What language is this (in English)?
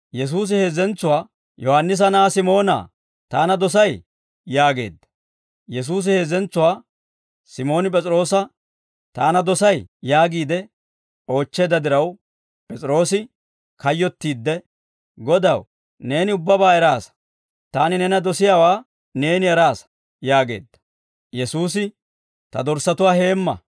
Dawro